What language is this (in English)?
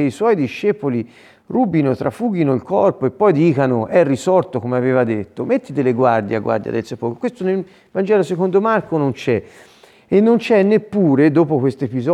Italian